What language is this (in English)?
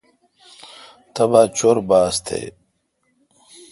Kalkoti